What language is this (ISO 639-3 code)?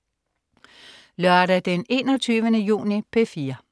dan